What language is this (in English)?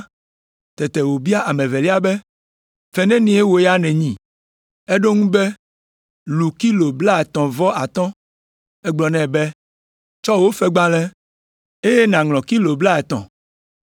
Ewe